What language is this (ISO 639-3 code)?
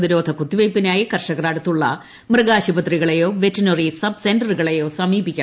mal